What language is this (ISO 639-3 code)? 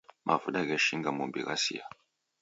dav